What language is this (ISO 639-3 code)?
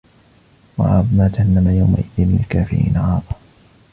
ara